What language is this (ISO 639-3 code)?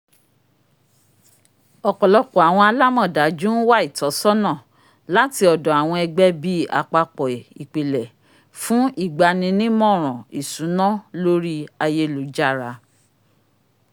yor